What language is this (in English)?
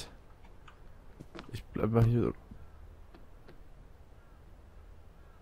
German